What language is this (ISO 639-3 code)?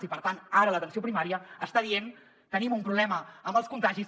cat